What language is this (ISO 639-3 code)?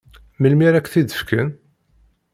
kab